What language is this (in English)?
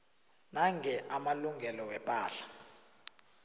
South Ndebele